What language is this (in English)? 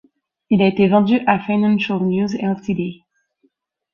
French